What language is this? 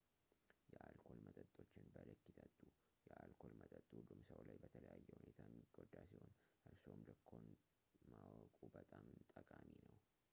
Amharic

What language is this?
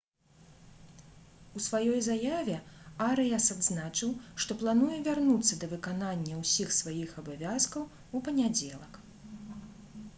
Belarusian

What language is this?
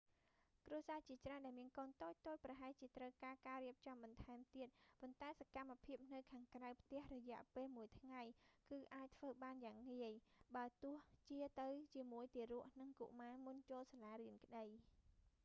Khmer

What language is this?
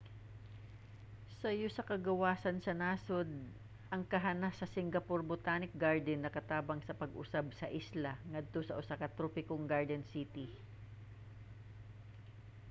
Cebuano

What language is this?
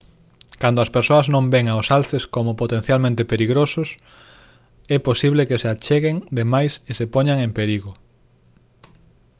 Galician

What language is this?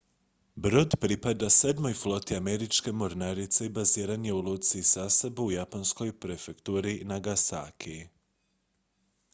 Croatian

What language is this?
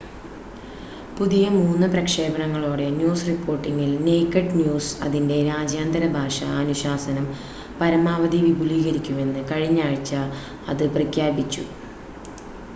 Malayalam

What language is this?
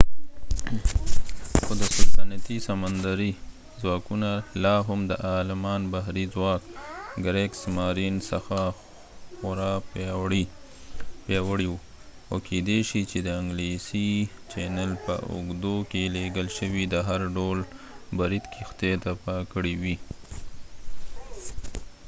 Pashto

